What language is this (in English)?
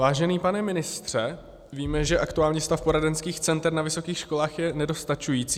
Czech